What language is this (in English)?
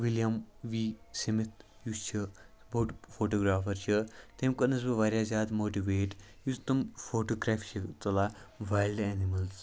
Kashmiri